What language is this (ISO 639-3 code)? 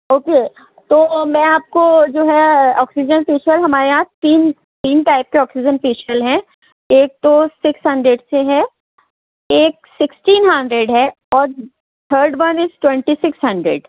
urd